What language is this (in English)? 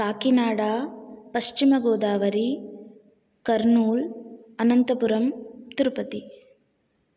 Sanskrit